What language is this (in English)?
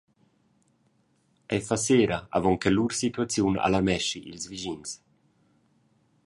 Romansh